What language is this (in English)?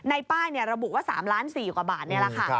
Thai